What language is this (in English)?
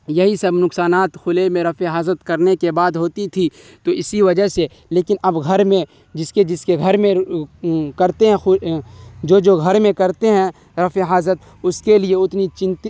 Urdu